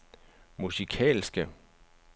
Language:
Danish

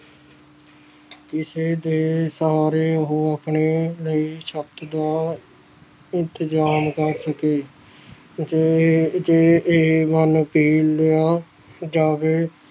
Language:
Punjabi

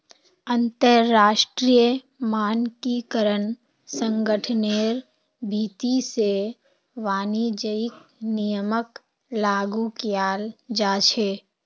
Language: Magahi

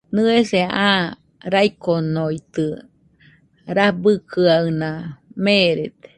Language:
Nüpode Huitoto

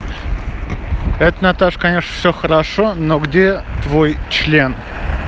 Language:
Russian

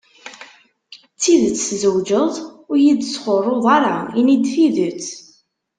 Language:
Kabyle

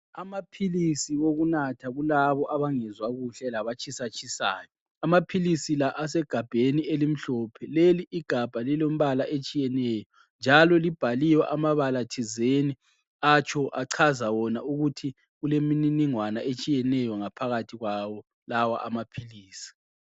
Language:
North Ndebele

